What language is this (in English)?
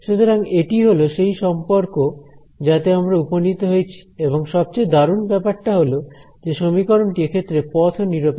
Bangla